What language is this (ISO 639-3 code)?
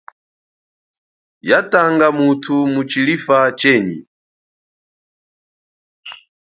cjk